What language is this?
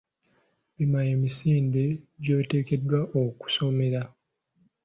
Ganda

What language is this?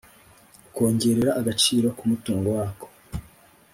Kinyarwanda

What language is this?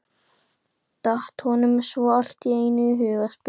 Icelandic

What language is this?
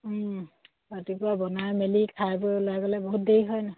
Assamese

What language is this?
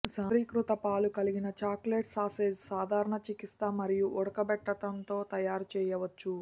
Telugu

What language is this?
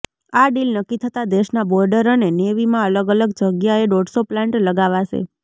Gujarati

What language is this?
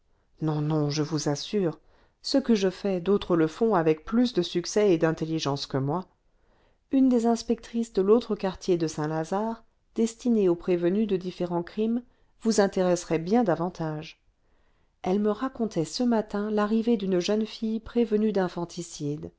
French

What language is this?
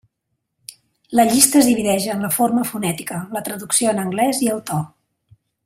Catalan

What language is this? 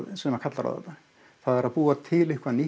Icelandic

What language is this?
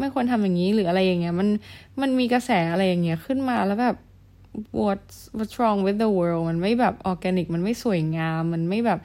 Thai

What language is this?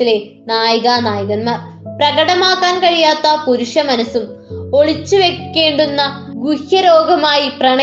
Malayalam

